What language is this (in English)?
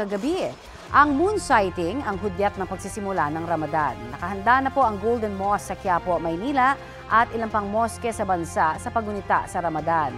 Filipino